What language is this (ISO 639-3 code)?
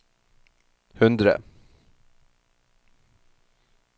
nor